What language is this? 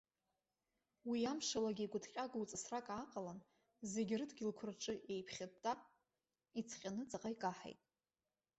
Abkhazian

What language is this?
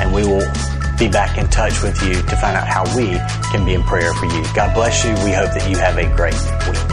English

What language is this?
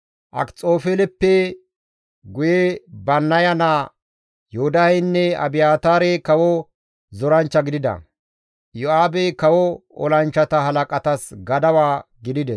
Gamo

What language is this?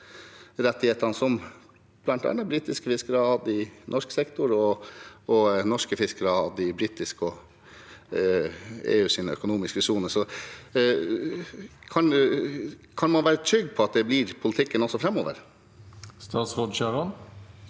Norwegian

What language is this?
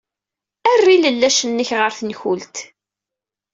Kabyle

